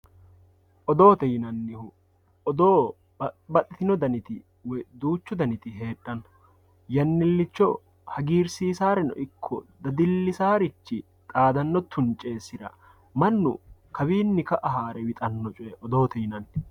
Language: Sidamo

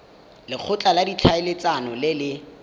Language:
Tswana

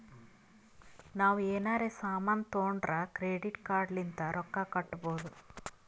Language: Kannada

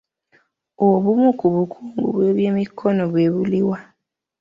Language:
Ganda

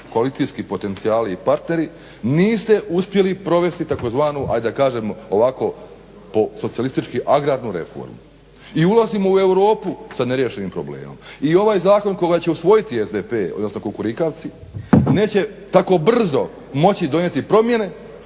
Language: Croatian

